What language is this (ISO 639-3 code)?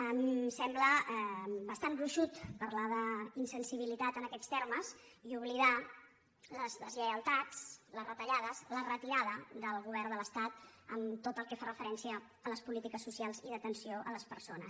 cat